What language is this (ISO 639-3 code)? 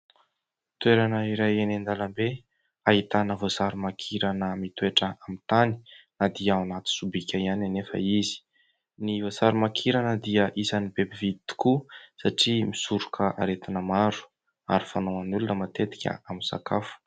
mlg